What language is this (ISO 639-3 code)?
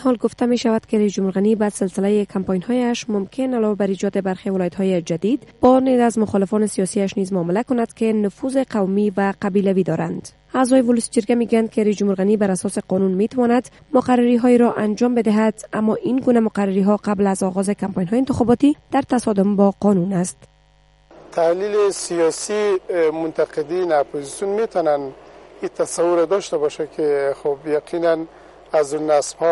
fas